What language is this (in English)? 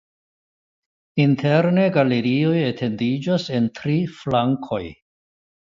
Esperanto